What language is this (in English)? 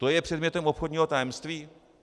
Czech